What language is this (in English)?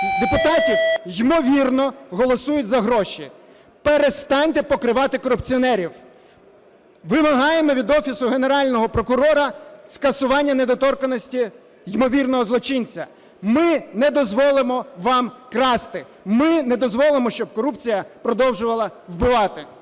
Ukrainian